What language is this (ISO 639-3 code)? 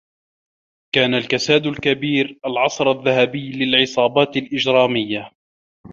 ara